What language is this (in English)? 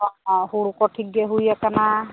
Santali